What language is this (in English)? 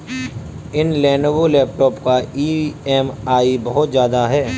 Hindi